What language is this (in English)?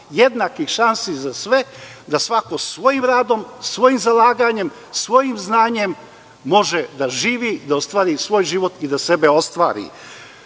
Serbian